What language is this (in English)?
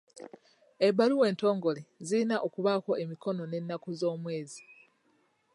Ganda